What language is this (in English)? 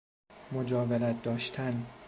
Persian